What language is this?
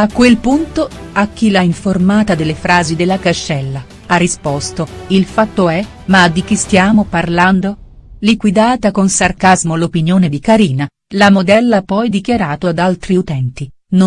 Italian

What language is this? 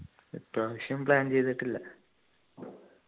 Malayalam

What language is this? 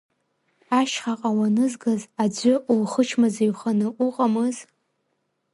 Abkhazian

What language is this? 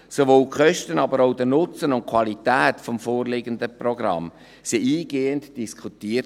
Swiss German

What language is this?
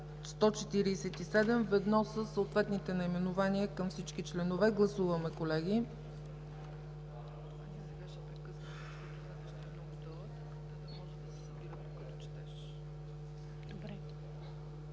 Bulgarian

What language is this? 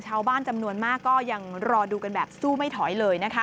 Thai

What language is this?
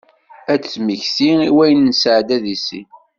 Kabyle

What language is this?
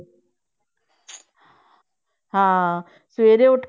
Punjabi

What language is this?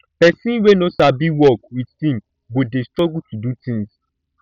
Nigerian Pidgin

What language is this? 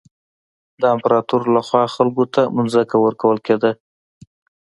Pashto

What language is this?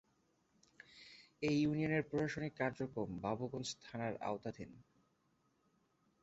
Bangla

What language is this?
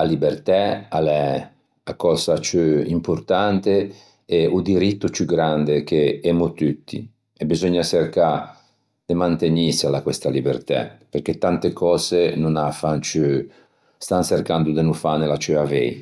Ligurian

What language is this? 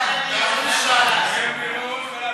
Hebrew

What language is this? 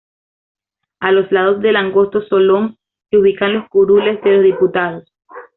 Spanish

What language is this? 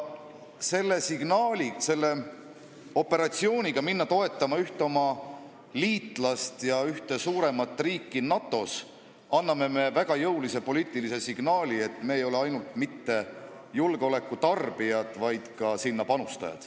Estonian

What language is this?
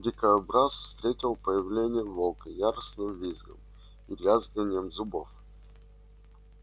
Russian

